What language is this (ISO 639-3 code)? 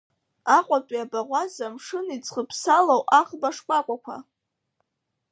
abk